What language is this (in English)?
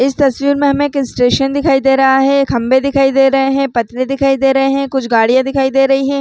Chhattisgarhi